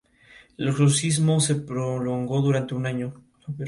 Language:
Spanish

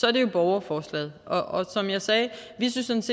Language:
Danish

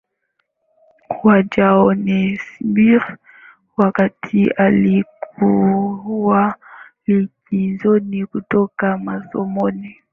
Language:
Swahili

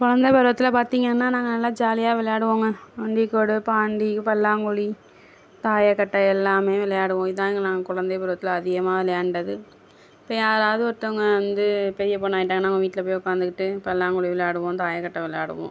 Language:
Tamil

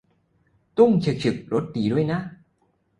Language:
Thai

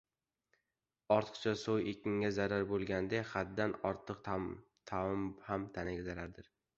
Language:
Uzbek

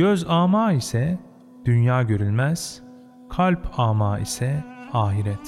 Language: Turkish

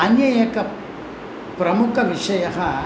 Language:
Sanskrit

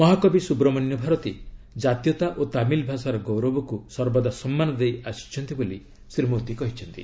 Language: Odia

